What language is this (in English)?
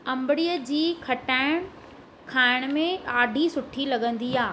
Sindhi